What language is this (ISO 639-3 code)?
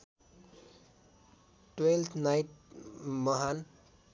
nep